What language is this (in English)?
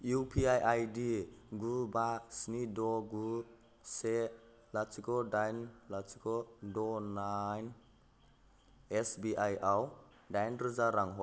Bodo